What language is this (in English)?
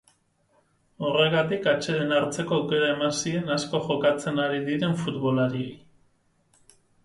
Basque